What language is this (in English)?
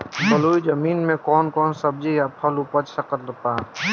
Bhojpuri